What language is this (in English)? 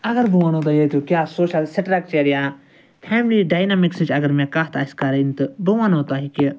Kashmiri